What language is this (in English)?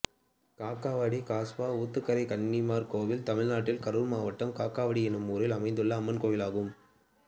Tamil